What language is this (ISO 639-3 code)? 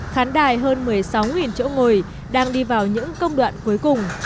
vie